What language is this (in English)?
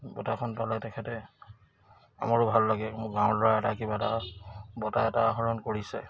Assamese